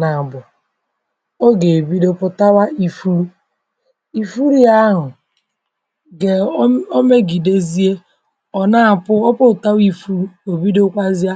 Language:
Igbo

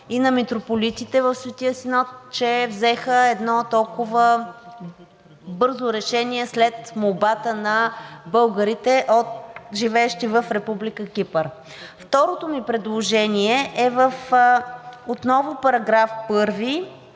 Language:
Bulgarian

